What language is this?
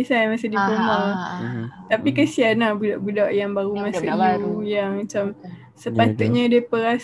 Malay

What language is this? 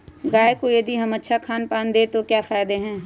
Magahi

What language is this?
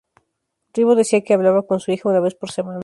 Spanish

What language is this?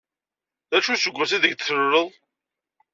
Kabyle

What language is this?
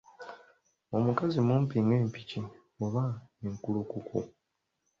Ganda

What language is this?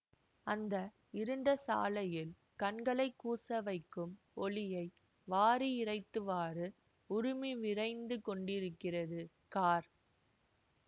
Tamil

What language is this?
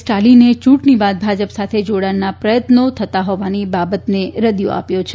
Gujarati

